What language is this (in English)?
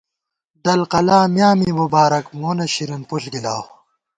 Gawar-Bati